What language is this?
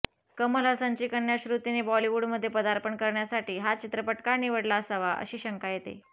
Marathi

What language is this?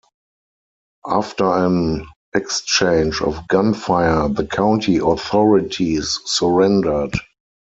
English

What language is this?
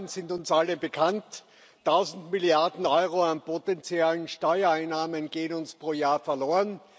German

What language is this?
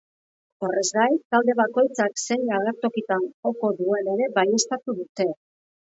Basque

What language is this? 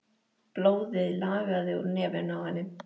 Icelandic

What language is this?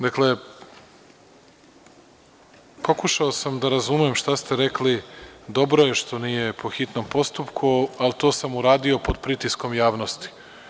Serbian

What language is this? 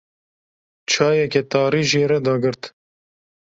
Kurdish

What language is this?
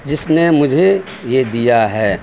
Urdu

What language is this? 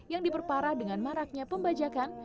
Indonesian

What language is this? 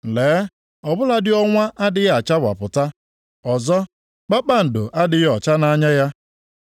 Igbo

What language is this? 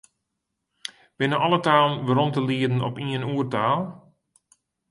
Western Frisian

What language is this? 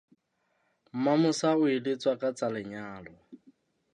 Southern Sotho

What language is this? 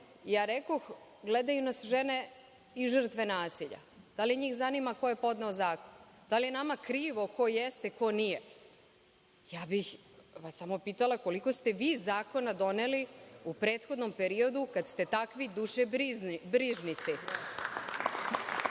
Serbian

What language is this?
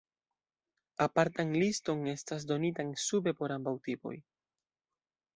Esperanto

